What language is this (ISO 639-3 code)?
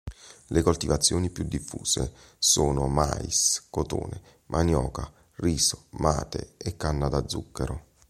ita